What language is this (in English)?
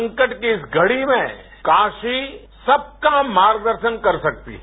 Hindi